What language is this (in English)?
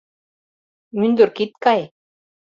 Mari